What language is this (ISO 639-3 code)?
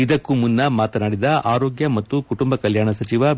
kan